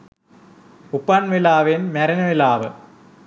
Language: Sinhala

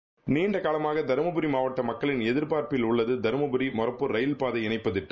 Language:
Tamil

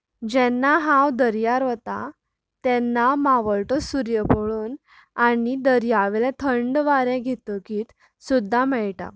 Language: Konkani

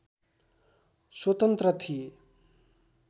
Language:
Nepali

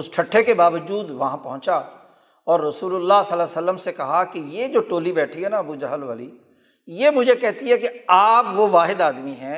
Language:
Urdu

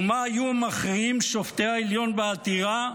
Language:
Hebrew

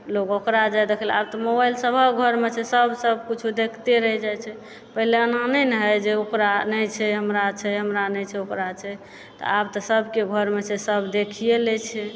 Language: Maithili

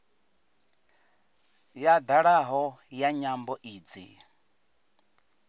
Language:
Venda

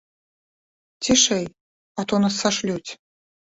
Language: Belarusian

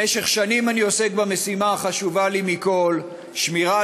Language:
Hebrew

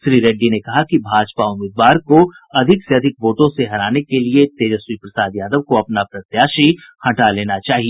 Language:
Hindi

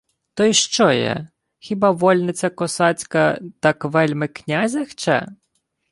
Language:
Ukrainian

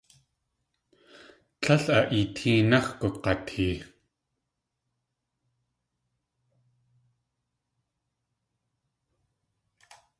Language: Tlingit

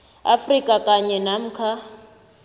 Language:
South Ndebele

